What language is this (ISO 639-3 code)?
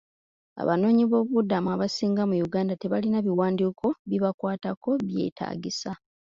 lug